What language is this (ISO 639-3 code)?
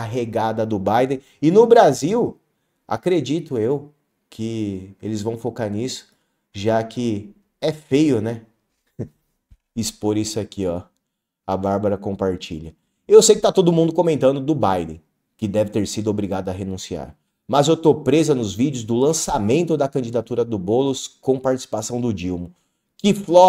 por